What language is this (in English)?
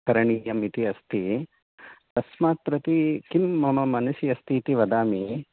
Sanskrit